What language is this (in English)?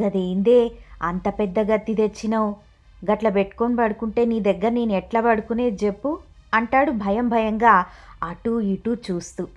Telugu